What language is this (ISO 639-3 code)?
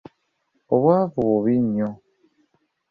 lug